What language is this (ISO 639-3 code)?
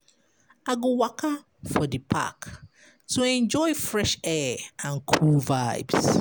pcm